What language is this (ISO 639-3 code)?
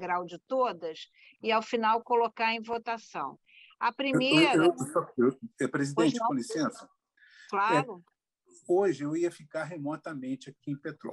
por